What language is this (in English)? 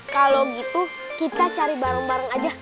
Indonesian